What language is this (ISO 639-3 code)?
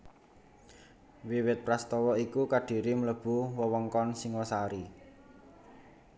jav